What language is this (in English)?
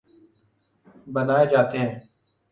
Urdu